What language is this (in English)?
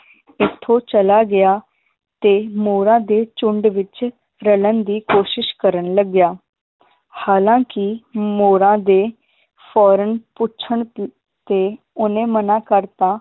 Punjabi